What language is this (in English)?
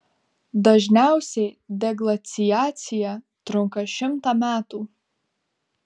Lithuanian